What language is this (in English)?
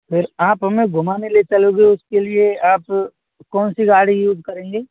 Hindi